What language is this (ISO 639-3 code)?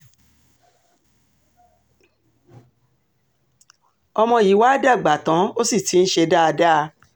yor